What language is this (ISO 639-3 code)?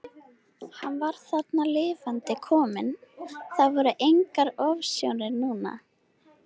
isl